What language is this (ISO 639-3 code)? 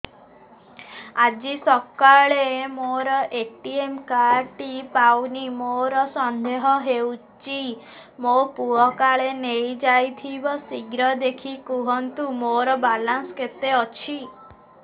ori